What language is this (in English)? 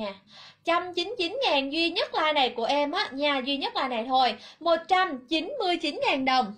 Vietnamese